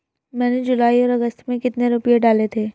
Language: Hindi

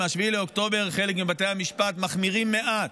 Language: Hebrew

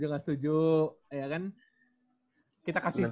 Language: Indonesian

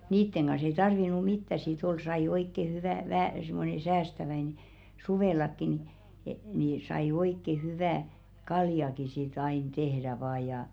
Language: Finnish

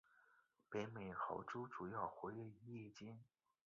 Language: Chinese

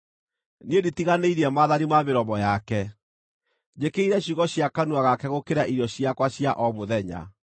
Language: Kikuyu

